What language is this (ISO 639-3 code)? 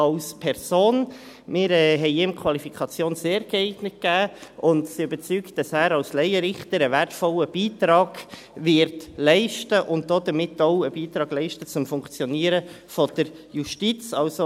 gsw